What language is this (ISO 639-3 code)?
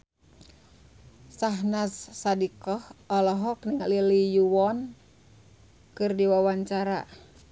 sun